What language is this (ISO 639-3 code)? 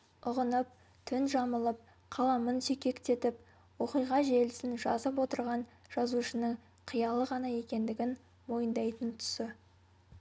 kaz